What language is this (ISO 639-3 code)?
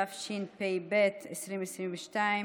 heb